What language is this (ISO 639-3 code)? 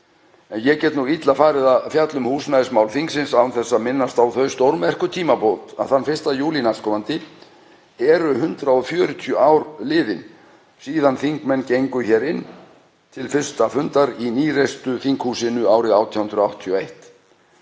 isl